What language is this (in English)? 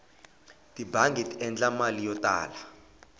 Tsonga